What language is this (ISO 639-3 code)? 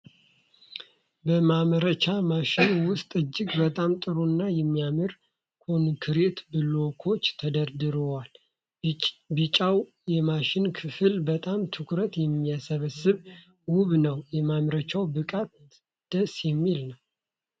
amh